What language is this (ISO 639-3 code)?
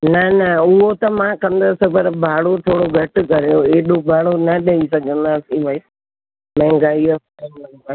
snd